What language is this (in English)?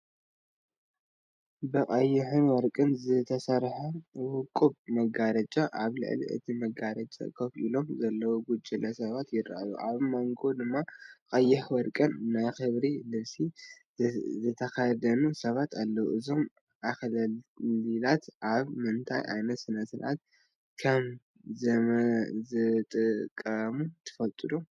Tigrinya